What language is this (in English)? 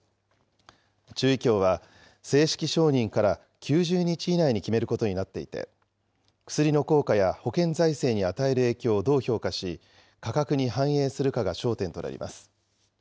Japanese